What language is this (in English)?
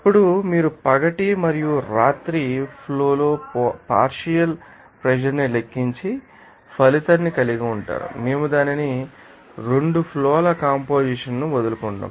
Telugu